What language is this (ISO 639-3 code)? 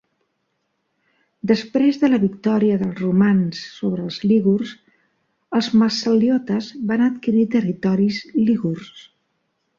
cat